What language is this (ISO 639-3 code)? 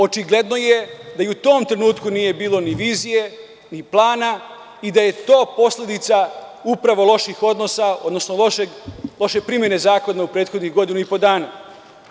srp